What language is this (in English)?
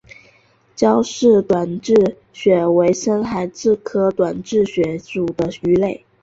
Chinese